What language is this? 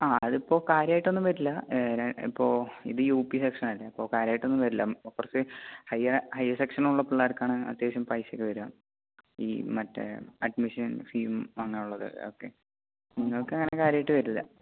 Malayalam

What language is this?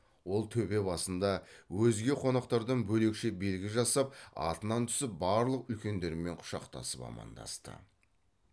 Kazakh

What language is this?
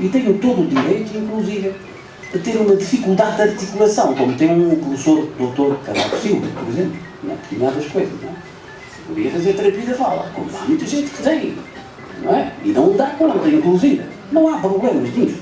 Portuguese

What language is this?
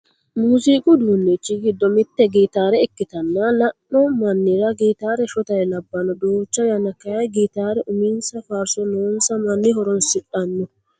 Sidamo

